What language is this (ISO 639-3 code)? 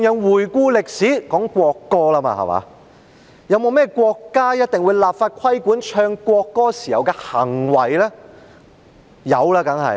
yue